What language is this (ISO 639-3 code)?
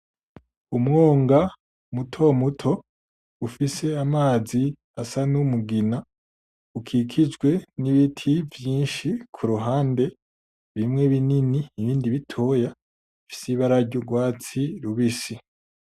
run